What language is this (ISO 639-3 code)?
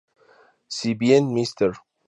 spa